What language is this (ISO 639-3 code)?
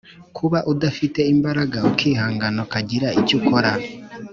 kin